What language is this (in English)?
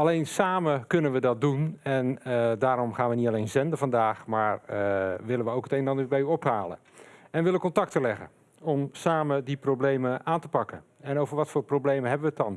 Dutch